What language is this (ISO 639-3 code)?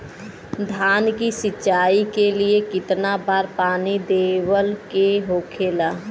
bho